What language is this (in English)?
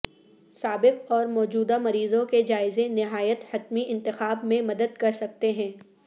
Urdu